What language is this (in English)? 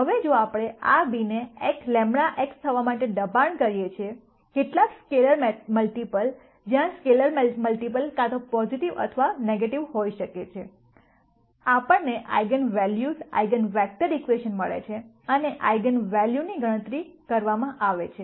Gujarati